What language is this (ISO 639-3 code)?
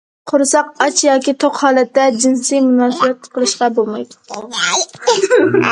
uig